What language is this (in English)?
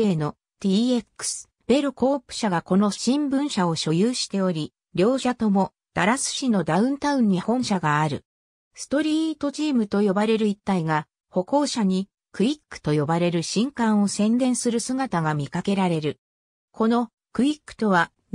Japanese